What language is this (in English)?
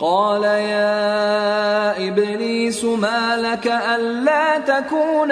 Urdu